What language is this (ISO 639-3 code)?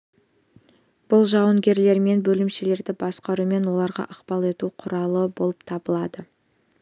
kaz